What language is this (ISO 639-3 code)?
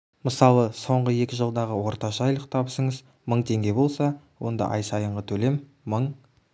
kaz